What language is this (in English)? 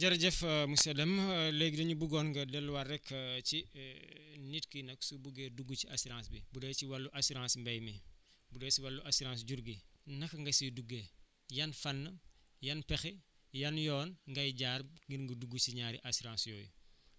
Wolof